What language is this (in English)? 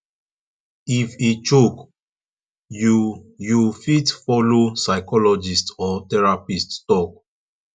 Nigerian Pidgin